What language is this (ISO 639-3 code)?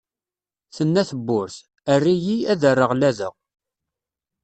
kab